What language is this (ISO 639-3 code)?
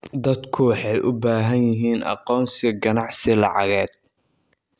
som